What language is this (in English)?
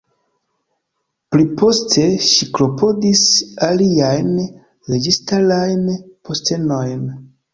Esperanto